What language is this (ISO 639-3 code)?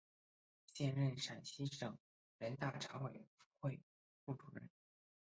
zho